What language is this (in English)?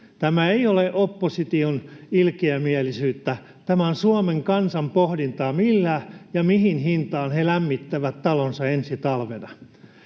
Finnish